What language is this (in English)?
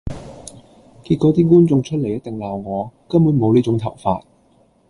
Cantonese